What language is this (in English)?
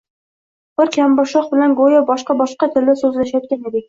Uzbek